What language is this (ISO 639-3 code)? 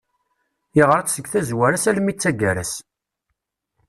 kab